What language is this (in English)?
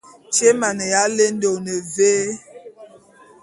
Bulu